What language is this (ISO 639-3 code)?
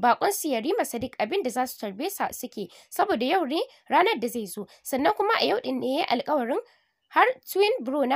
ara